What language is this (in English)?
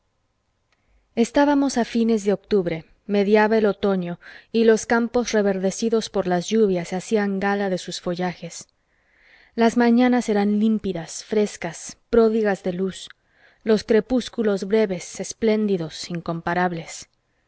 Spanish